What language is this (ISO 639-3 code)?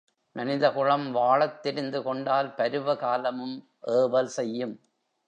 tam